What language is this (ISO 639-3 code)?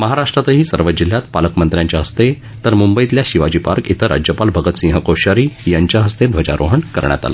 mar